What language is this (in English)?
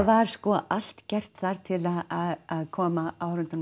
Icelandic